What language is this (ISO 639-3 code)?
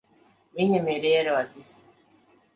lav